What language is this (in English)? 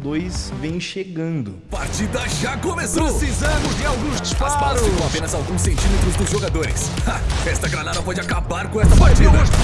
Portuguese